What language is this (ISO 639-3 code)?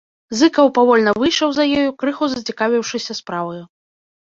bel